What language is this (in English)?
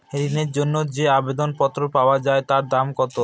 Bangla